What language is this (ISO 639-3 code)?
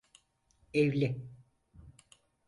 tur